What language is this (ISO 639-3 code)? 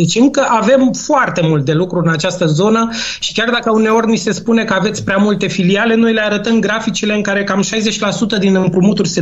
ron